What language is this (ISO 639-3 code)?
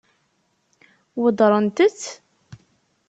kab